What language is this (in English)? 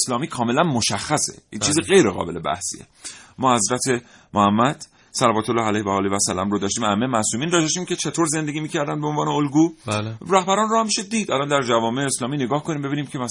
Persian